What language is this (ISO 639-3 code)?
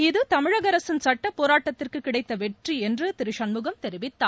tam